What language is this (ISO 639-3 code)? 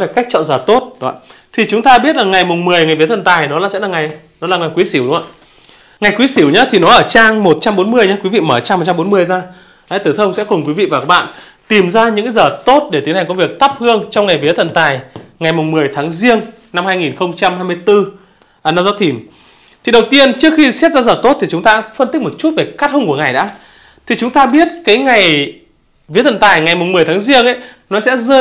vie